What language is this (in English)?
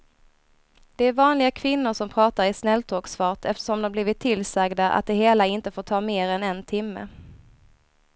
Swedish